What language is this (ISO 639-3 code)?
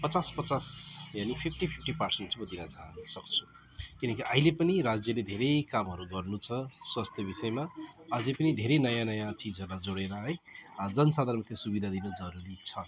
nep